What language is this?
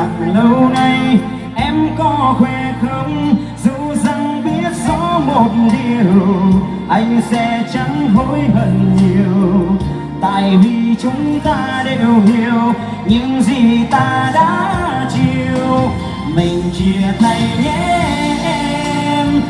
Vietnamese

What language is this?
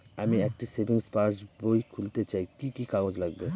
Bangla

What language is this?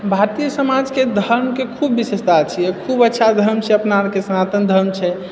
Maithili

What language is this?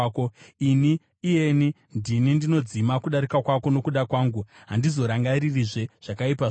Shona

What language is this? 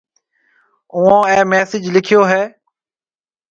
Marwari (Pakistan)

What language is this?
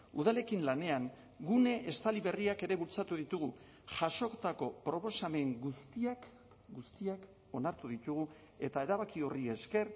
Basque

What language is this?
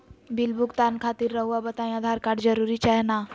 Magahi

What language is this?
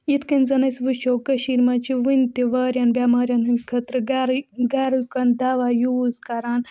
Kashmiri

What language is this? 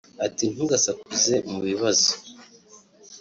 Kinyarwanda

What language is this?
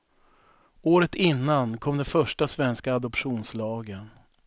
Swedish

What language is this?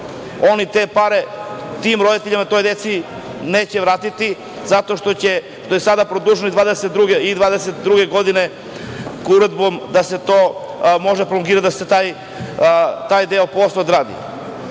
Serbian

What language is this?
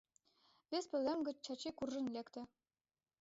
Mari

